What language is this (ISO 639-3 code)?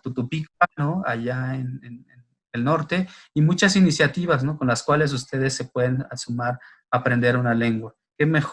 spa